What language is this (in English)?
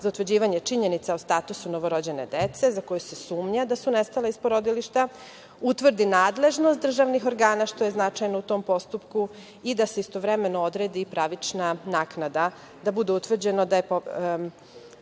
Serbian